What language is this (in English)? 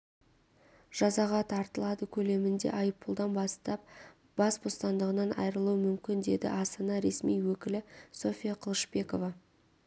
Kazakh